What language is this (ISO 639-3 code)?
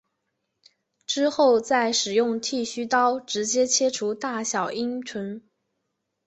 zho